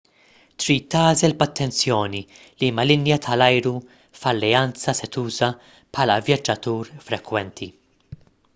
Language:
Maltese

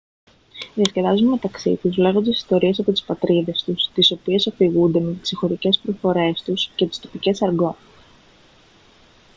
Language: Greek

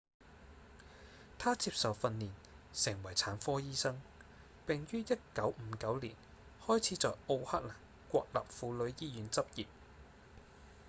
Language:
Cantonese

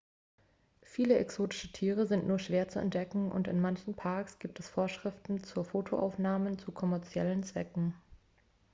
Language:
German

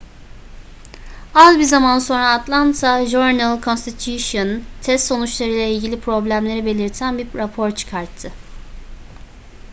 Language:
Turkish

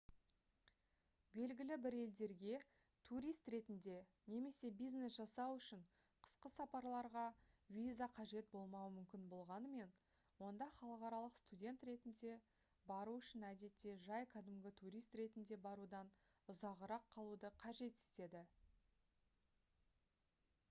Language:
Kazakh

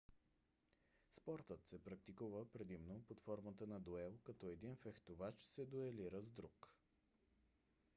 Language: Bulgarian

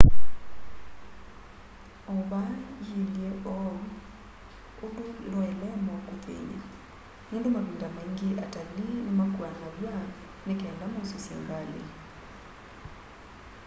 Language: Kamba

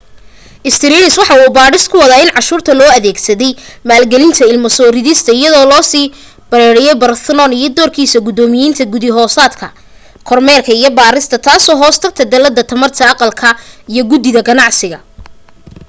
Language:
Somali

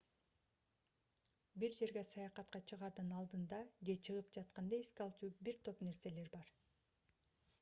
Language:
Kyrgyz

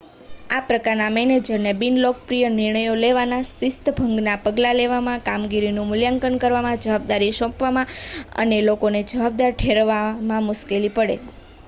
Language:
Gujarati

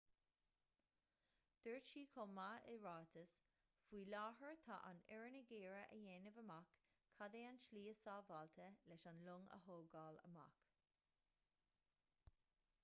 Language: Irish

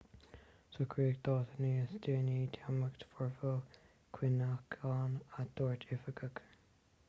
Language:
Irish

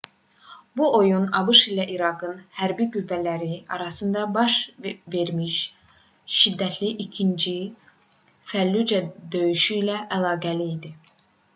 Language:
Azerbaijani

